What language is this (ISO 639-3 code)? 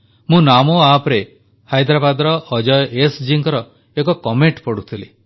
ori